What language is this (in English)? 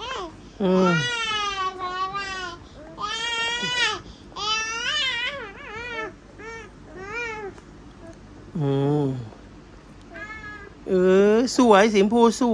Thai